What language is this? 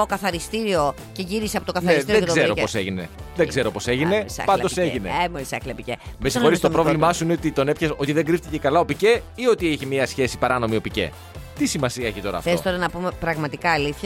Greek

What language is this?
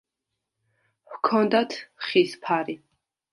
Georgian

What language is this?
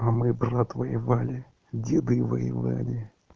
Russian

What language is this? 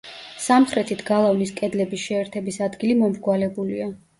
Georgian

